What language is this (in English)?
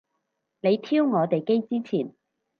Cantonese